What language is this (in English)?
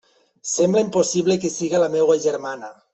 Catalan